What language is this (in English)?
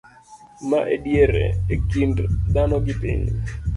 Luo (Kenya and Tanzania)